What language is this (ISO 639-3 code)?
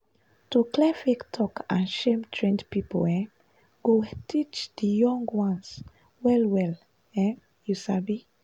pcm